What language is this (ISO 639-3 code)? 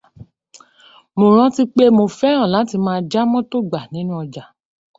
yor